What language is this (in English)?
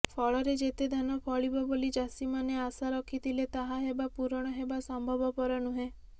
Odia